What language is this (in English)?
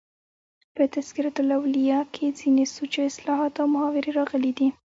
Pashto